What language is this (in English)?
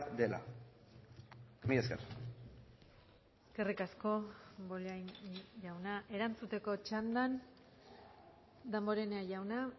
Basque